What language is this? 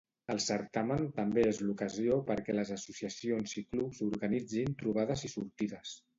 Catalan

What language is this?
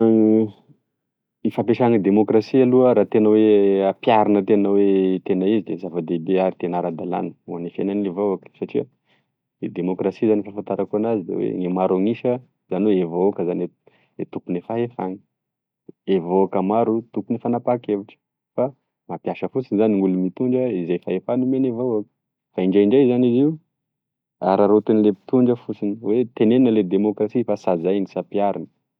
Tesaka Malagasy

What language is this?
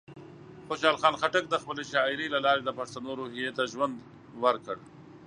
Pashto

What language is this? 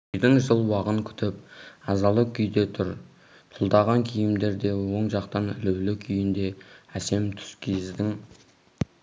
Kazakh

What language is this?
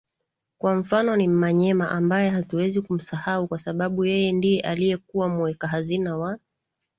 Swahili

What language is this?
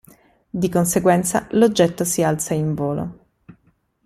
Italian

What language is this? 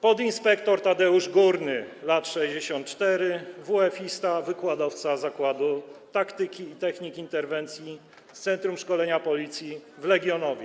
Polish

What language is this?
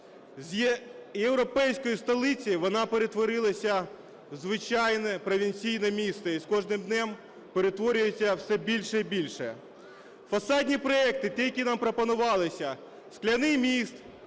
Ukrainian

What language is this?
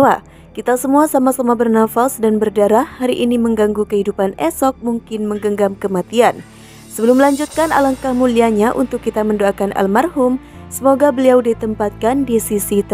Indonesian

